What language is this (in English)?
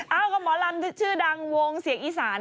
Thai